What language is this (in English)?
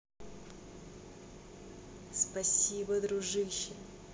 Russian